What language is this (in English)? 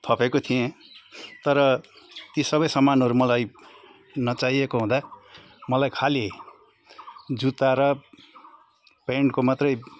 Nepali